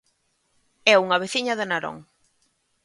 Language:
Galician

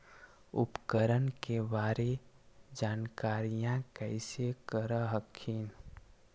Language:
Magahi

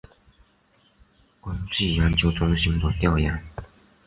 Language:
Chinese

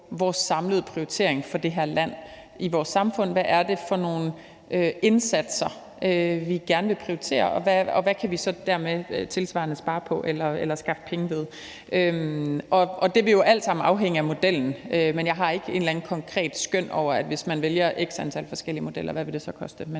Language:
Danish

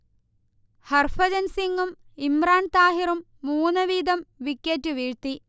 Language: Malayalam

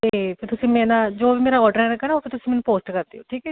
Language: Punjabi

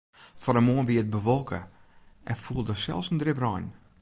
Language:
Western Frisian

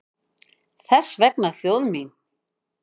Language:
Icelandic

